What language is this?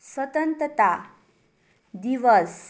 Nepali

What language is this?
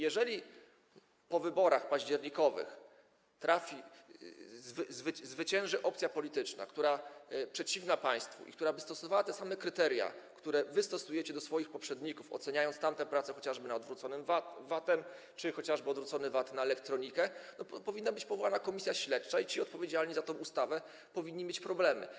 Polish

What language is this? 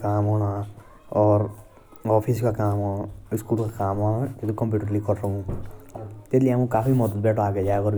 Jaunsari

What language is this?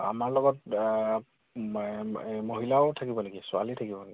Assamese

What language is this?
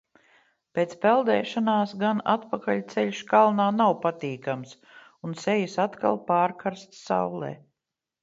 Latvian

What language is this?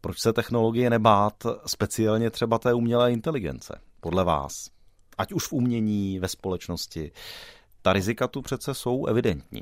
Czech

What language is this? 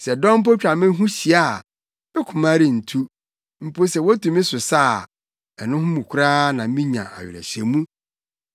Akan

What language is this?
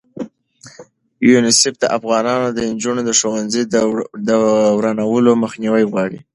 Pashto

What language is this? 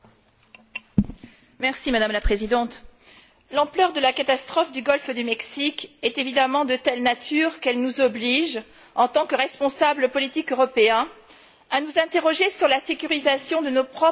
French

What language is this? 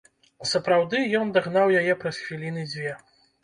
Belarusian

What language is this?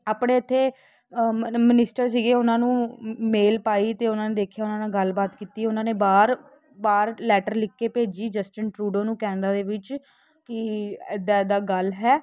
Punjabi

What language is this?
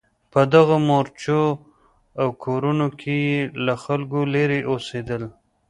Pashto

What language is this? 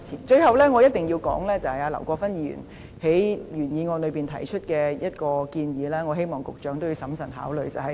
Cantonese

